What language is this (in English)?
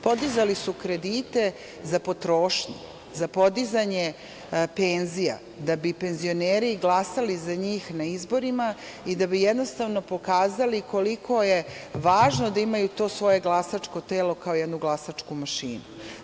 Serbian